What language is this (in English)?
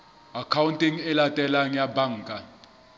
Southern Sotho